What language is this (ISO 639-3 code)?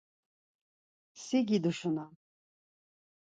lzz